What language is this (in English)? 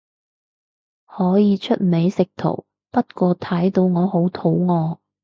Cantonese